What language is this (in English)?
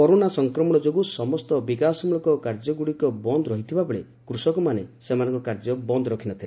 Odia